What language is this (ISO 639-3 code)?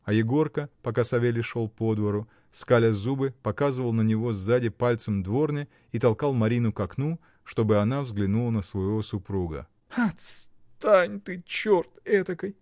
rus